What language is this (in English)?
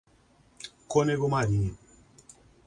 Portuguese